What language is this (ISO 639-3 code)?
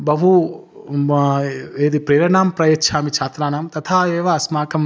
san